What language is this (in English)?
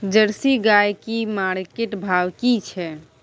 Maithili